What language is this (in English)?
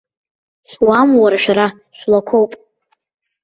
Abkhazian